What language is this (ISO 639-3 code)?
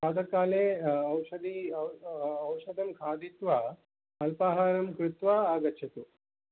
san